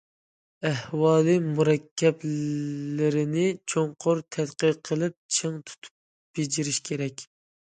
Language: Uyghur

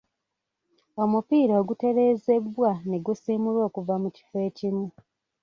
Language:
Ganda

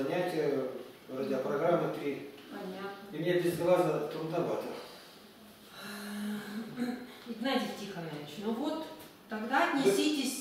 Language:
Russian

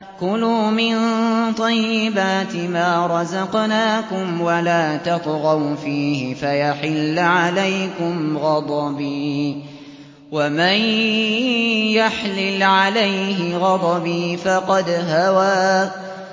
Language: Arabic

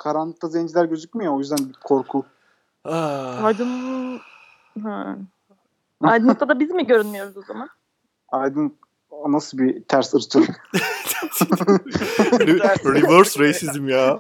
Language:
Turkish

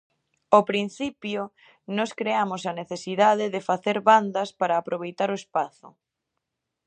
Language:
Galician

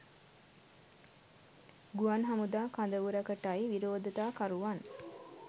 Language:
Sinhala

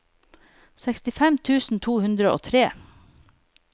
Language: Norwegian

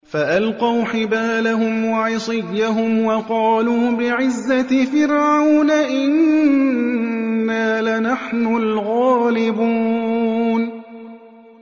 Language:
Arabic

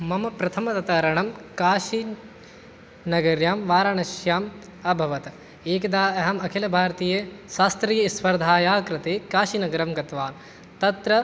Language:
Sanskrit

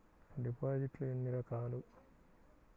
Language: Telugu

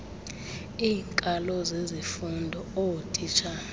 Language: Xhosa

